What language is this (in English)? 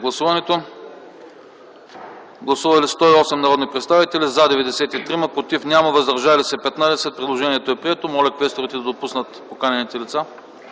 Bulgarian